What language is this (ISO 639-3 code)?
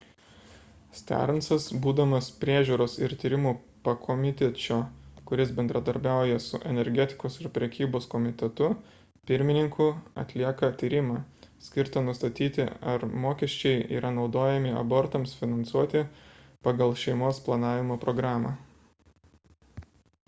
lit